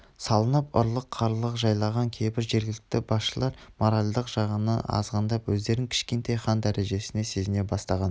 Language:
Kazakh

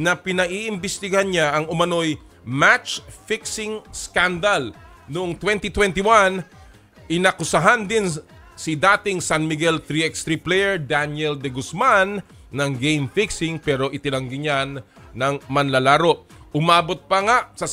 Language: Filipino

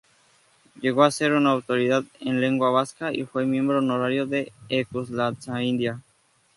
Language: Spanish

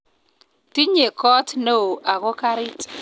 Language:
Kalenjin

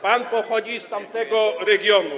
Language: Polish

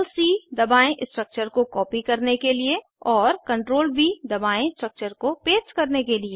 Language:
Hindi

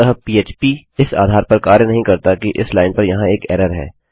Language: Hindi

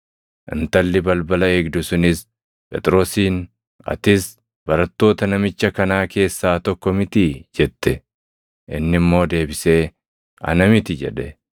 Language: Oromo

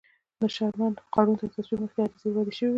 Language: Pashto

